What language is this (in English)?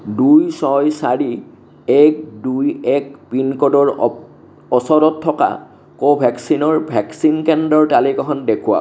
Assamese